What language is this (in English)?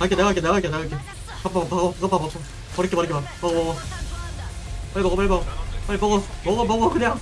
Korean